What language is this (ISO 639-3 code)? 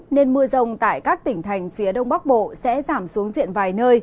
vie